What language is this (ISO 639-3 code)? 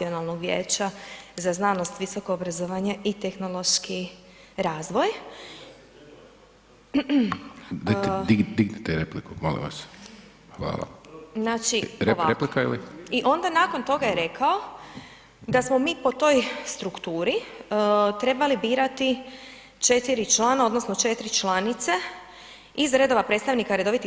hrv